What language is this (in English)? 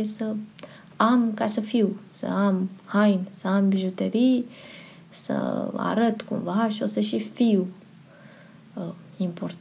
Romanian